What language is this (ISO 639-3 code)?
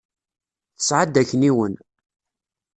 kab